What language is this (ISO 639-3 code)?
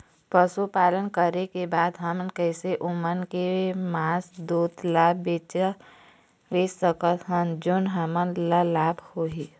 hne